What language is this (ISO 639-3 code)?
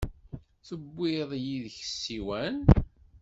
kab